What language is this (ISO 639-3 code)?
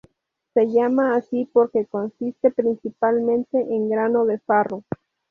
spa